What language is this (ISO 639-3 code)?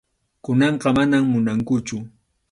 qxu